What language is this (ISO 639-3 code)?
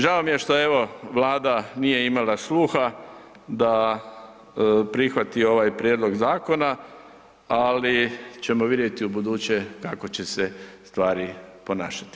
hrv